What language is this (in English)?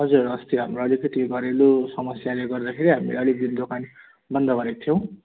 Nepali